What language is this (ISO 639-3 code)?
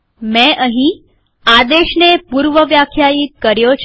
guj